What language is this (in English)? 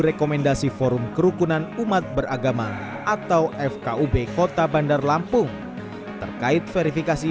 Indonesian